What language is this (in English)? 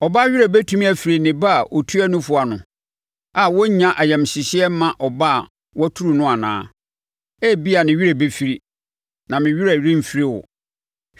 Akan